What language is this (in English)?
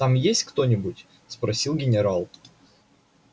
Russian